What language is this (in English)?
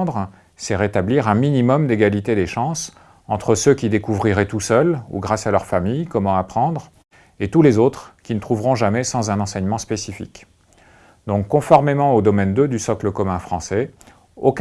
French